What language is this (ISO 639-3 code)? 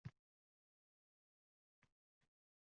uzb